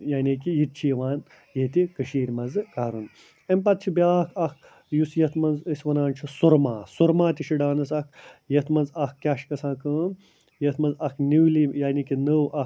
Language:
Kashmiri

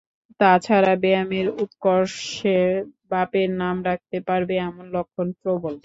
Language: Bangla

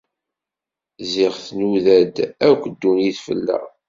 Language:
Kabyle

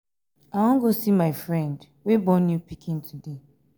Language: Nigerian Pidgin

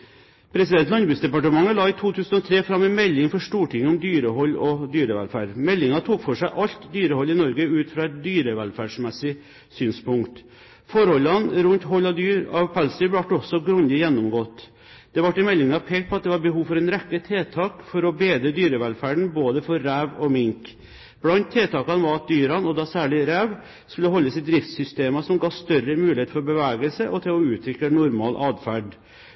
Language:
Norwegian Bokmål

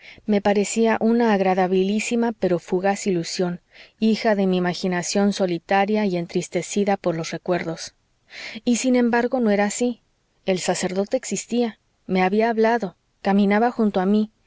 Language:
Spanish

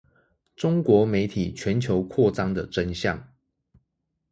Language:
Chinese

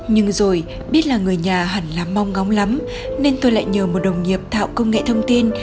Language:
Vietnamese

